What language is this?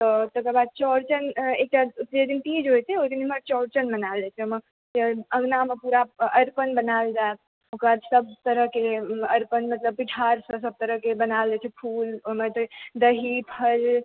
Maithili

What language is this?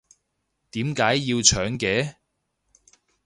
Cantonese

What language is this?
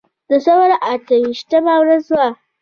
Pashto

